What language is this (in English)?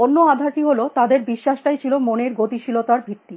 Bangla